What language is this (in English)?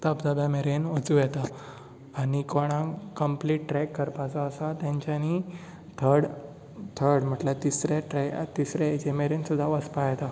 Konkani